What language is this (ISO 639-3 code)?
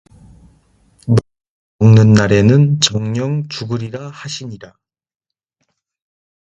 kor